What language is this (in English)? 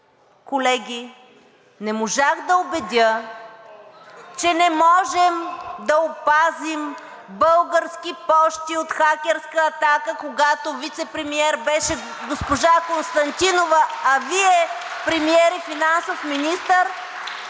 Bulgarian